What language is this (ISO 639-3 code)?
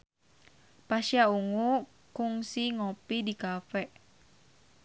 sun